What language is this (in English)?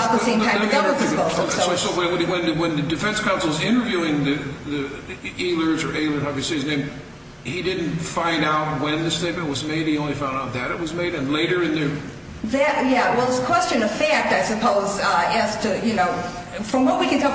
English